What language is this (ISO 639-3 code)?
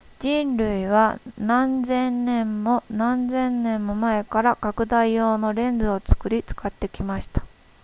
jpn